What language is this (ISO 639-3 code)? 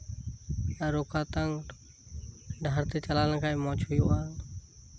sat